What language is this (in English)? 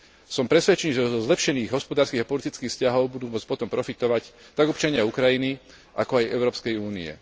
Slovak